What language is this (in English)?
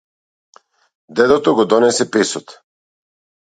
Macedonian